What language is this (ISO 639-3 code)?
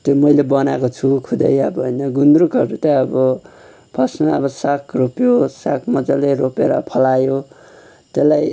nep